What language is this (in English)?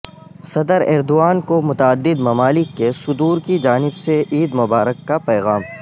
Urdu